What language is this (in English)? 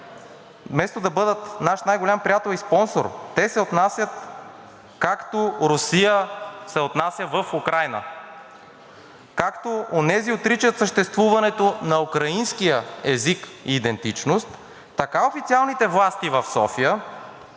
Bulgarian